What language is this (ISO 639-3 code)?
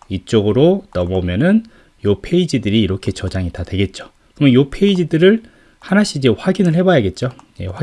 kor